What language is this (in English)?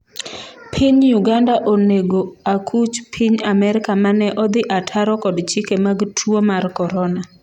Luo (Kenya and Tanzania)